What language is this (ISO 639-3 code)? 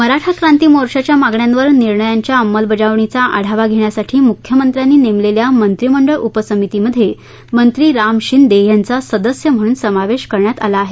mar